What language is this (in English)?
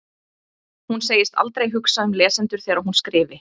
Icelandic